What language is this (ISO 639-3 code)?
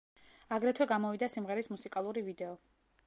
kat